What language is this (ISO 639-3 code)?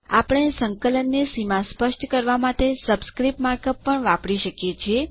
guj